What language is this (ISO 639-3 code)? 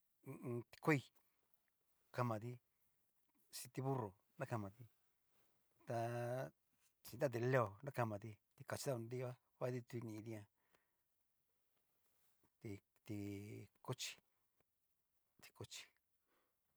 miu